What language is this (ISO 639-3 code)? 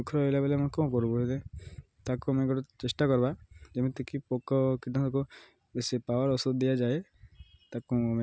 ori